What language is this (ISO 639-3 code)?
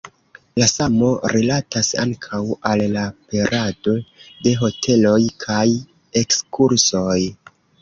epo